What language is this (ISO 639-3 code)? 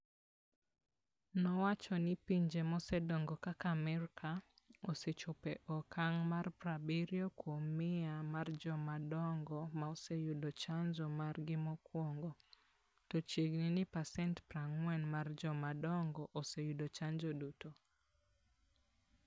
luo